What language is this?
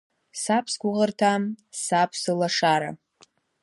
Abkhazian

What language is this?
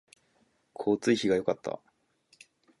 Japanese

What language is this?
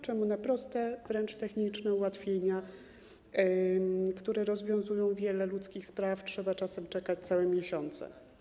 Polish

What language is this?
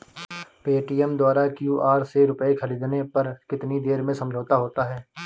Hindi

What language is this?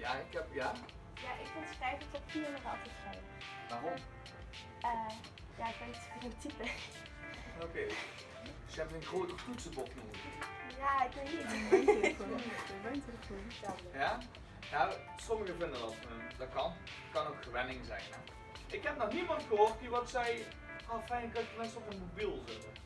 Dutch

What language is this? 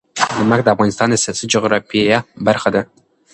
Pashto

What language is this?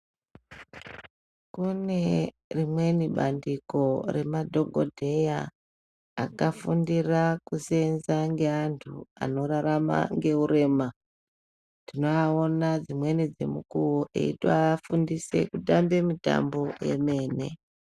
Ndau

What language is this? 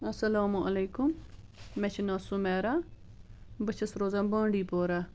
Kashmiri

